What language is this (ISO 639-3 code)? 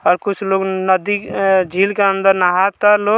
bho